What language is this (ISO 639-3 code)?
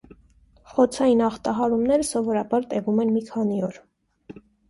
hye